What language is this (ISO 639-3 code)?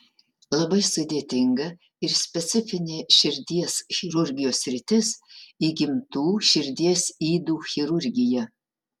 lit